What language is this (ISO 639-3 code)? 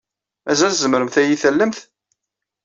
kab